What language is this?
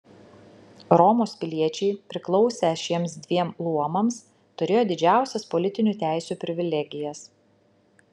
Lithuanian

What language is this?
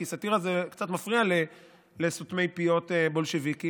Hebrew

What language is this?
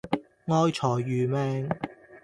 Cantonese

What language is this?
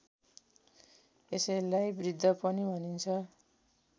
Nepali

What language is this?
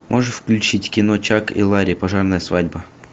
Russian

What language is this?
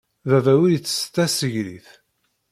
Kabyle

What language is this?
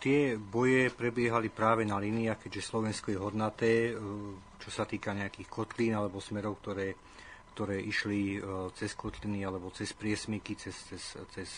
Slovak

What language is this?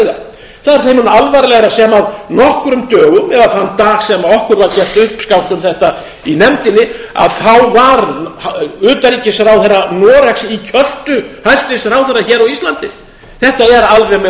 Icelandic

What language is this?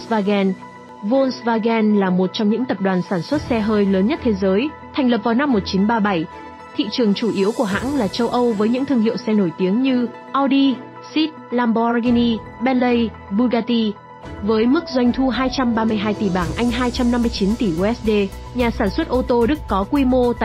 Vietnamese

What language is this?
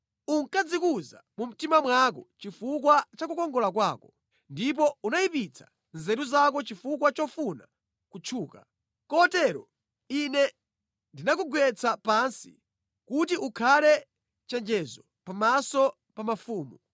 Nyanja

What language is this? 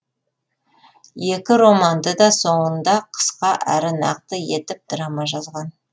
Kazakh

